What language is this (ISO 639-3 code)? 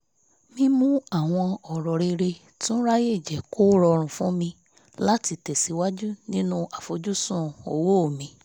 yor